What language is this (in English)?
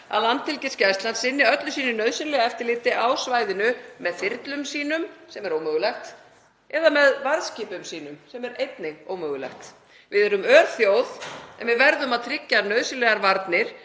Icelandic